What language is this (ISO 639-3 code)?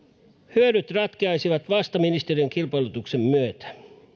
fin